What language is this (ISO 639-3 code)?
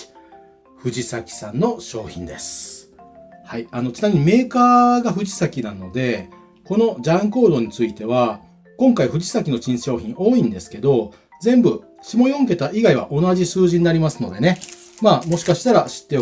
jpn